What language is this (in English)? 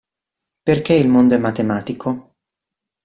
Italian